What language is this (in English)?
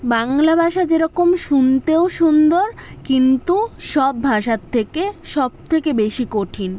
Bangla